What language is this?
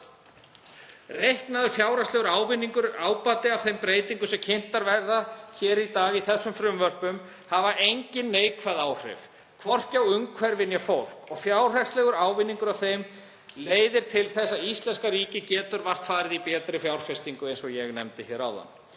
Icelandic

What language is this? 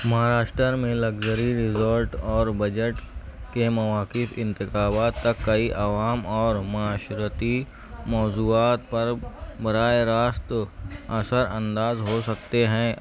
Urdu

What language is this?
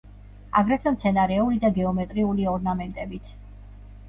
Georgian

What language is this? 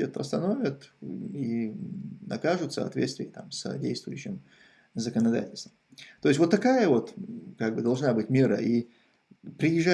Russian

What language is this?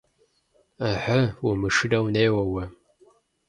Kabardian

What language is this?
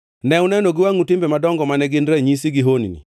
Luo (Kenya and Tanzania)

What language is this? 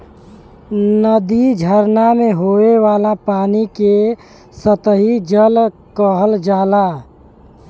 Bhojpuri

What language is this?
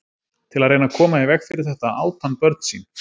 Icelandic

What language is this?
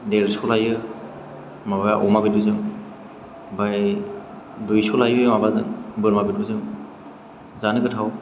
Bodo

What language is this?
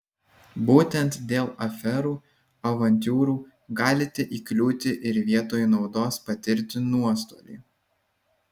Lithuanian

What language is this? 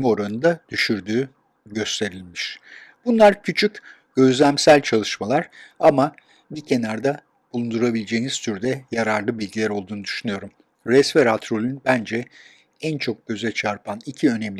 Turkish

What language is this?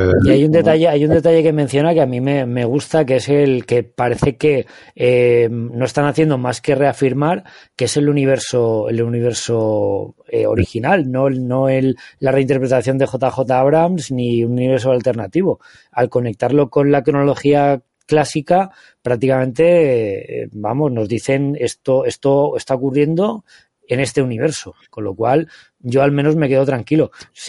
Spanish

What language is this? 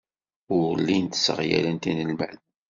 Kabyle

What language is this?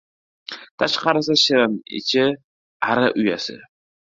Uzbek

